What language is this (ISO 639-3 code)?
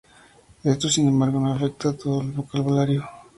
spa